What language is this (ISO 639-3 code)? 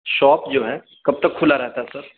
urd